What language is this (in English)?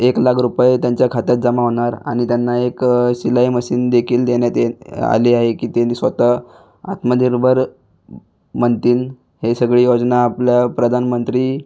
Marathi